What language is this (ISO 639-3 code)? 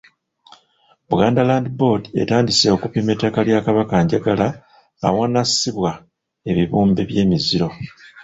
lug